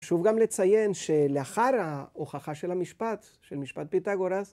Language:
Hebrew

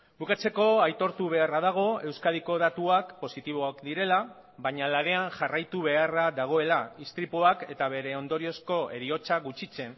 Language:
Basque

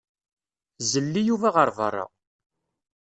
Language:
Kabyle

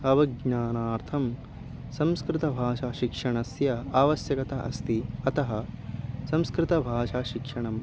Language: Sanskrit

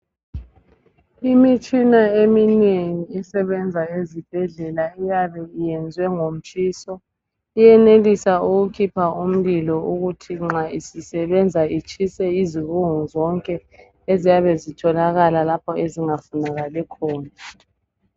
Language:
North Ndebele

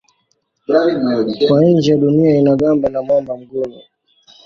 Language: Swahili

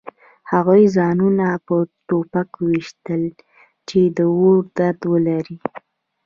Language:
Pashto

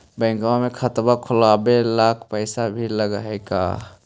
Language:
Magahi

